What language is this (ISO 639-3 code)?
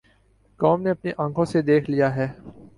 urd